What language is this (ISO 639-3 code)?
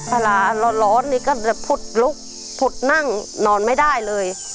tha